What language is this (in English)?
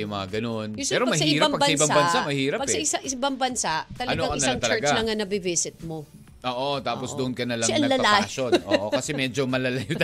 Filipino